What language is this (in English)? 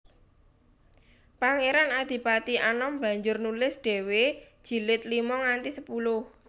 Javanese